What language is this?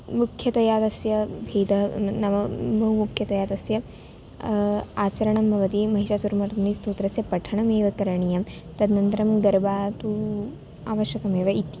Sanskrit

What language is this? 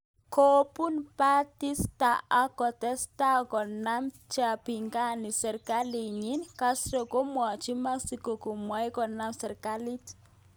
Kalenjin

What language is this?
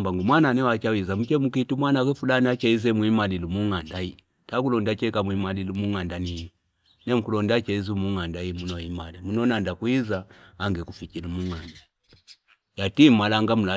Fipa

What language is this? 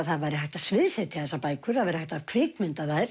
Icelandic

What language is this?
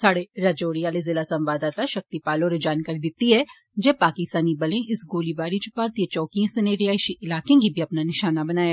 Dogri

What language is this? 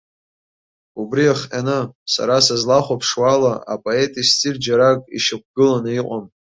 Abkhazian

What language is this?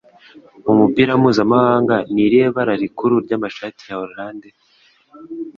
Kinyarwanda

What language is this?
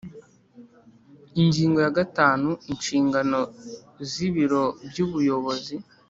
Kinyarwanda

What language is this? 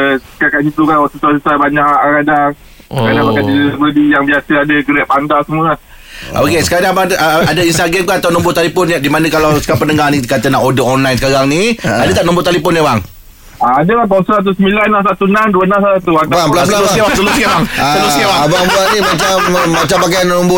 Malay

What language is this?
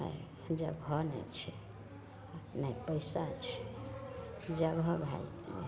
Maithili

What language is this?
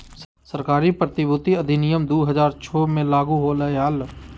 Magahi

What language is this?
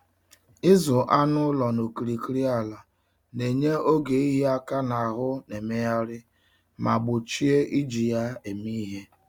Igbo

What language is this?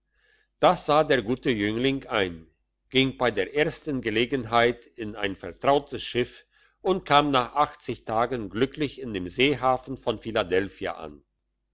German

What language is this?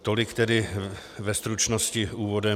Czech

